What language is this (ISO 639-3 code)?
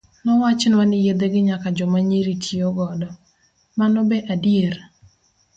luo